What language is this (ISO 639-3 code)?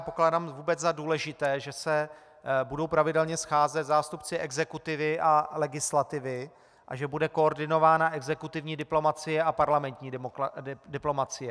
ces